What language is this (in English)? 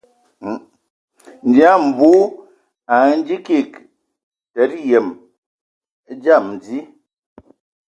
Ewondo